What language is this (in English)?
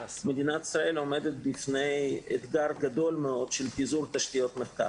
Hebrew